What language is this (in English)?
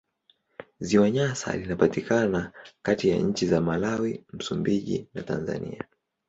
Swahili